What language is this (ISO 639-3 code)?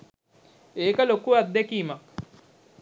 sin